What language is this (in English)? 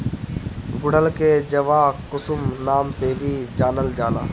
Bhojpuri